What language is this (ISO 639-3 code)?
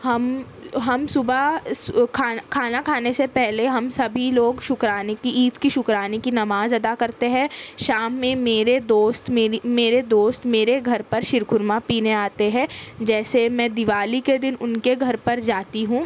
urd